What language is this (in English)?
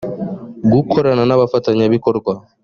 Kinyarwanda